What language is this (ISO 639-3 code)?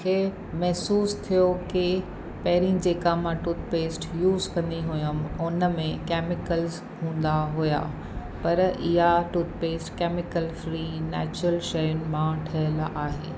snd